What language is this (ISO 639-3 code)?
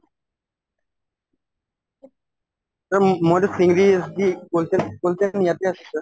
asm